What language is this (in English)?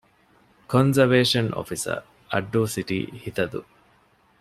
Divehi